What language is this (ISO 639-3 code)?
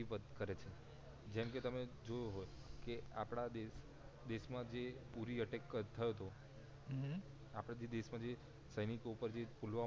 guj